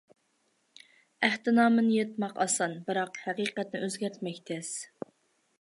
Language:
Uyghur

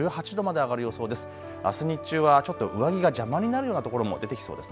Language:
Japanese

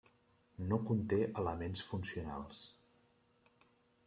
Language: Catalan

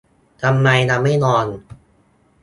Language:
Thai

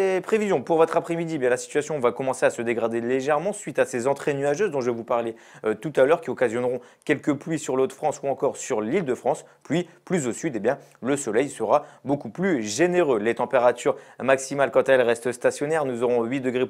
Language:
French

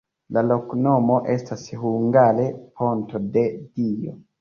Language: Esperanto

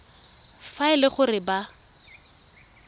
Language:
Tswana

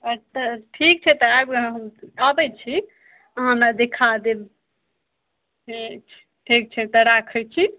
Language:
Maithili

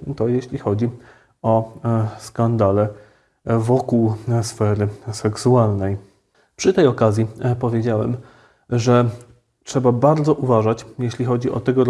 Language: Polish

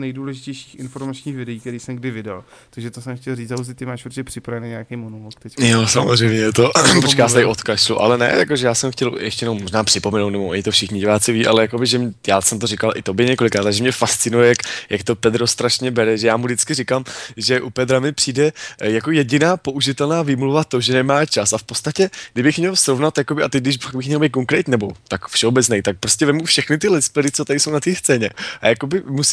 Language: Czech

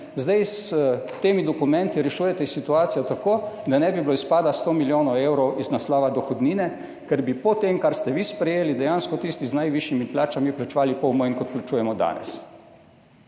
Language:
Slovenian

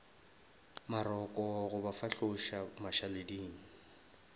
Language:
Northern Sotho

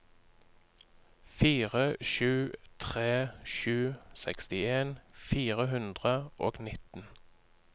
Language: Norwegian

